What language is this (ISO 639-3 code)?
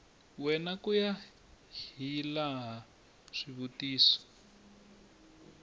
tso